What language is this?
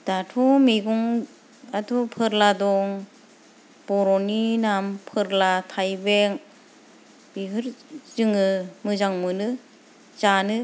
Bodo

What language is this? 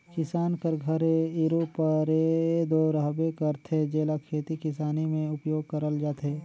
Chhattisgarhi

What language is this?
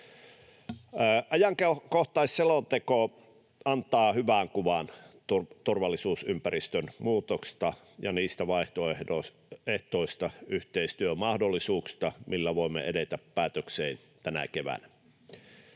Finnish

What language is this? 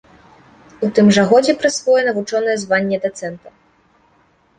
Belarusian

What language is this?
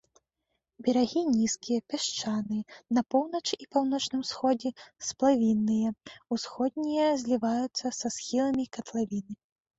Belarusian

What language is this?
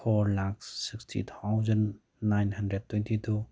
Manipuri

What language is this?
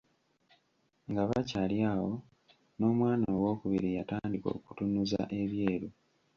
Ganda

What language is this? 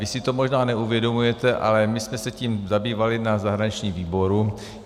Czech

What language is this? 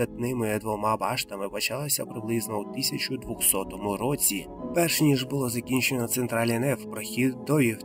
Ukrainian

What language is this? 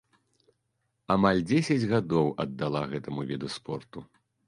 Belarusian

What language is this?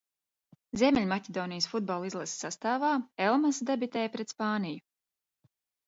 Latvian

